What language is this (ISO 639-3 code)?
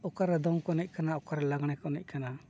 sat